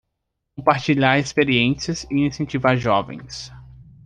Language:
Portuguese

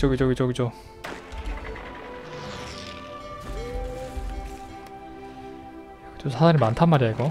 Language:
Korean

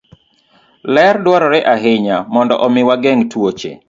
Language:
Luo (Kenya and Tanzania)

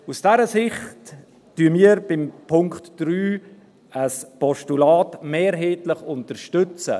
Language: Swiss German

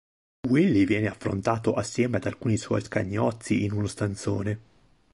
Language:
Italian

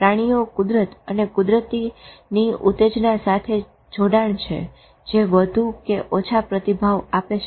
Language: Gujarati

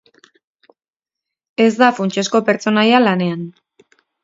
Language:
Basque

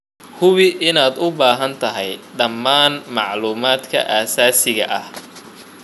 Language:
Somali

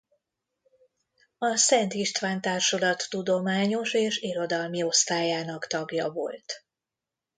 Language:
Hungarian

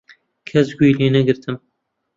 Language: Central Kurdish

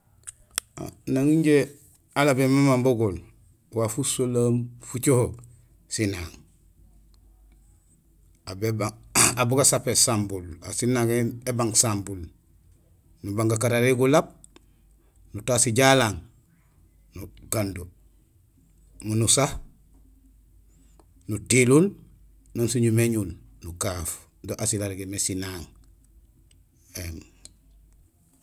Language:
Gusilay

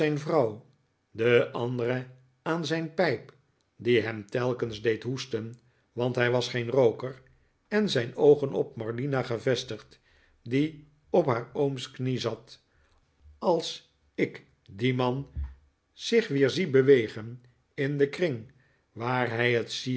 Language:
Dutch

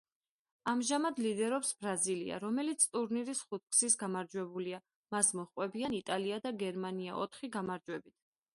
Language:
Georgian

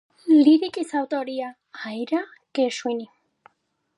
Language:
Georgian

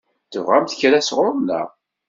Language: Kabyle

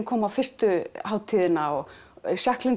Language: Icelandic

